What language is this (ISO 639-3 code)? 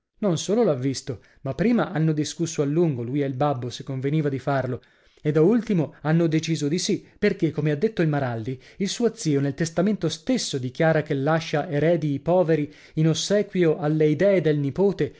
ita